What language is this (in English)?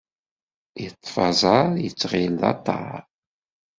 Kabyle